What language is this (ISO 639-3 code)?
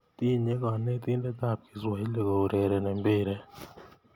kln